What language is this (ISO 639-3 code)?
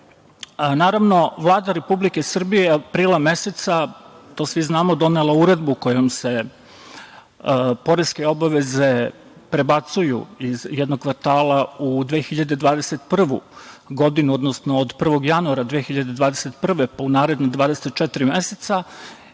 srp